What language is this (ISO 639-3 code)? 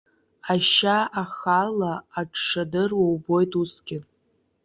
abk